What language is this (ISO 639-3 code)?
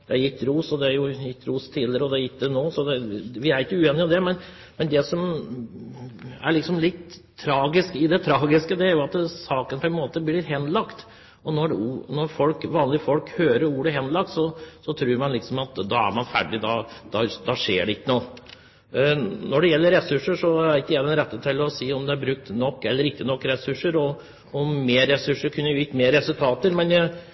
nob